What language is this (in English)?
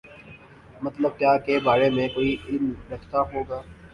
Urdu